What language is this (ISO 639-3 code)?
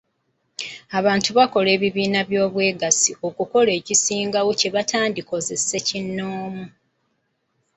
lug